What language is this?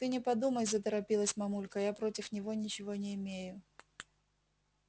Russian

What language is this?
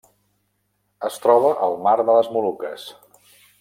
Catalan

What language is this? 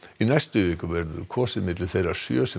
Icelandic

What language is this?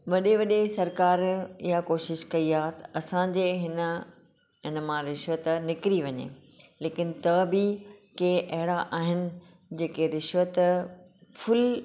Sindhi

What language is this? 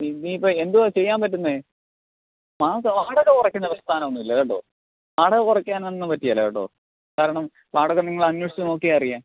Malayalam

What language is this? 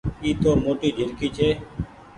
Goaria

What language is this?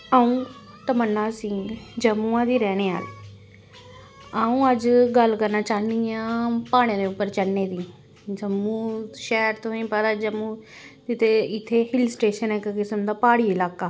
Dogri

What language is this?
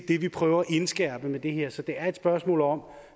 Danish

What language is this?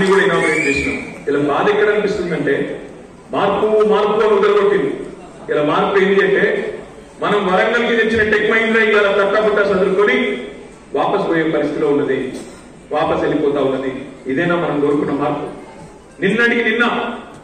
Telugu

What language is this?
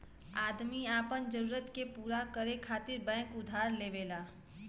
Bhojpuri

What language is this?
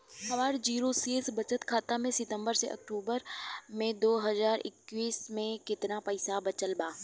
Bhojpuri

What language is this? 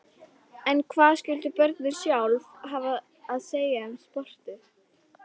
Icelandic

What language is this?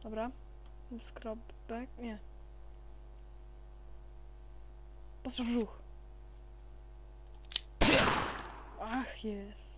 Polish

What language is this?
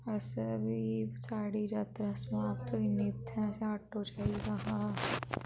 Dogri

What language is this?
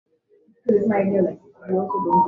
Swahili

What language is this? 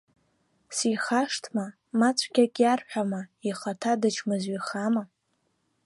Abkhazian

